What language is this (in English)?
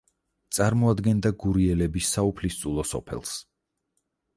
Georgian